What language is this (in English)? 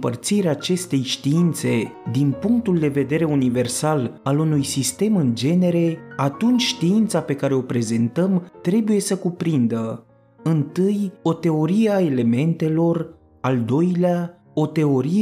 Romanian